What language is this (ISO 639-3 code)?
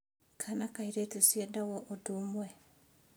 kik